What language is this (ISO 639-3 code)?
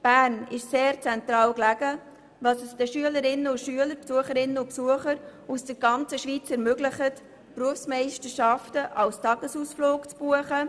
gsw